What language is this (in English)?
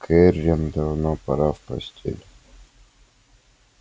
Russian